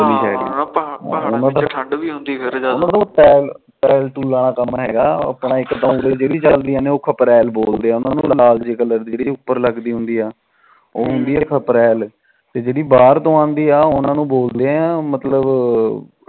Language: Punjabi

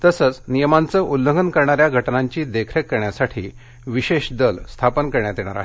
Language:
Marathi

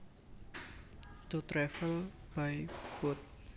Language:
Javanese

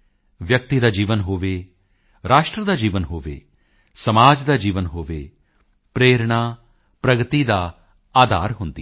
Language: Punjabi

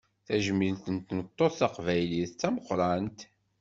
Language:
Kabyle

